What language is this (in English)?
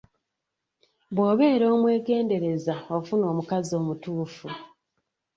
Ganda